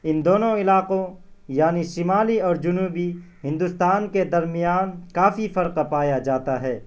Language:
Urdu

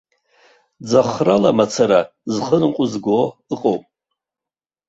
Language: Abkhazian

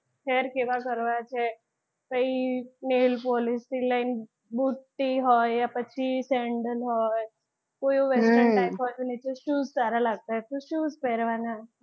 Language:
Gujarati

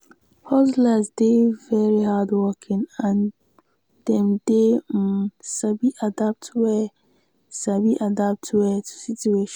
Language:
Nigerian Pidgin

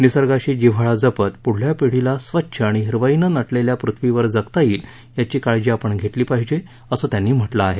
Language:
Marathi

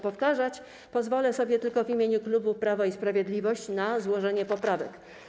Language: Polish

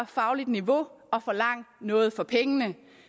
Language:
Danish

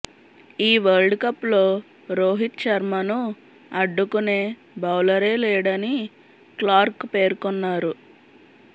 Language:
Telugu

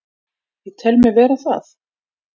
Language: Icelandic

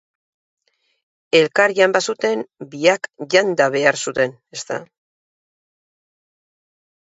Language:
Basque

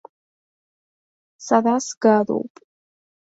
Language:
Abkhazian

